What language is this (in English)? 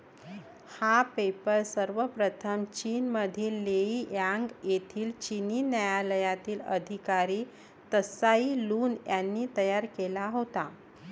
Marathi